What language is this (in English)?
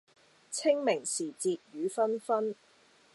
Cantonese